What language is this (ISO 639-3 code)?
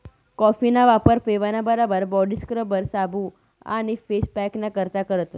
mar